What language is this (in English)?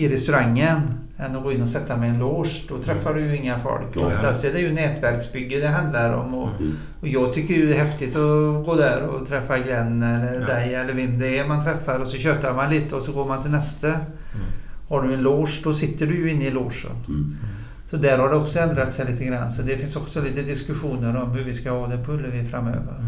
Swedish